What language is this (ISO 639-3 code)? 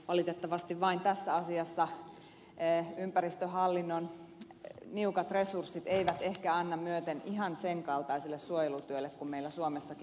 fin